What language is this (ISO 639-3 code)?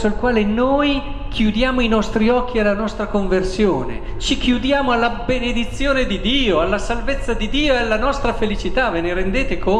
ita